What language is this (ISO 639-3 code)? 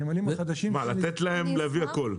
heb